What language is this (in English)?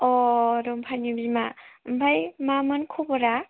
Bodo